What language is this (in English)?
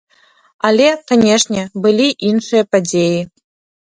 Belarusian